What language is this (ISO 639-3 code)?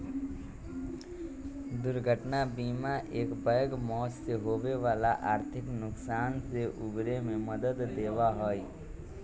mag